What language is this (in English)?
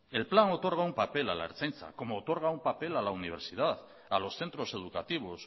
Spanish